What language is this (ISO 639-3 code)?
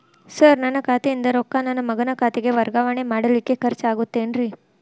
kan